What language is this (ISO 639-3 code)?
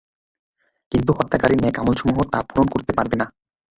ben